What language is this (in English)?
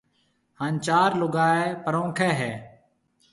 Marwari (Pakistan)